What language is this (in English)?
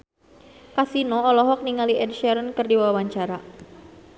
Sundanese